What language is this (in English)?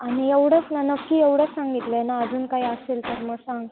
Marathi